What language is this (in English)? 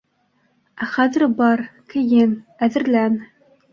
Bashkir